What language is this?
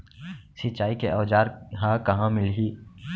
Chhattisgarhi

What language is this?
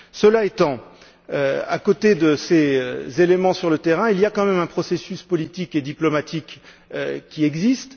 French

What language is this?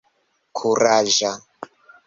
Esperanto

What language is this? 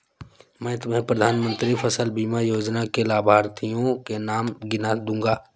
Hindi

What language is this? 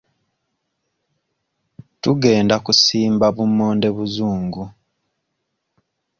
Ganda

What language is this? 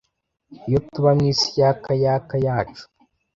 Kinyarwanda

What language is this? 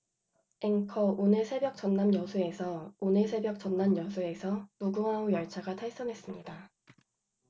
Korean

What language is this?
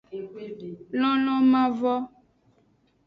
Aja (Benin)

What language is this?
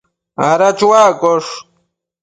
Matsés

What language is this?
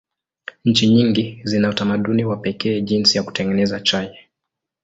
Swahili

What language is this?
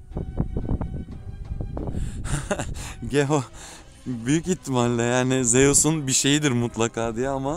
Turkish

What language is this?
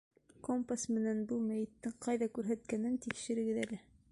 Bashkir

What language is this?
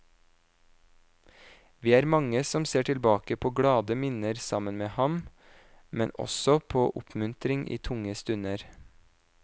Norwegian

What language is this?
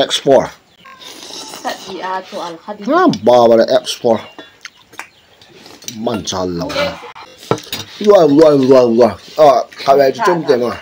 Indonesian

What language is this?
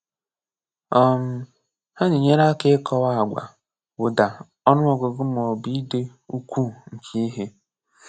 Igbo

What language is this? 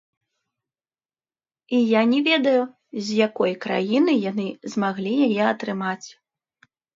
Belarusian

